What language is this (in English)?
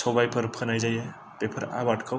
Bodo